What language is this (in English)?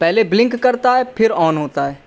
Urdu